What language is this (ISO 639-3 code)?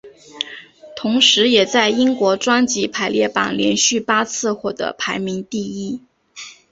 zho